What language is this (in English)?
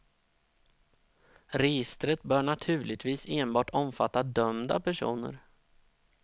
Swedish